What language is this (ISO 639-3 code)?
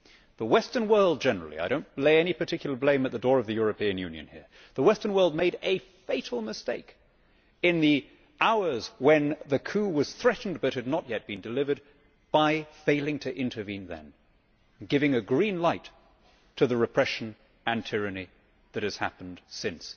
eng